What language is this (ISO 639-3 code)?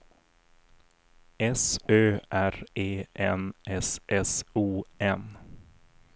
swe